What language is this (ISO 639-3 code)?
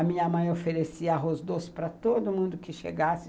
por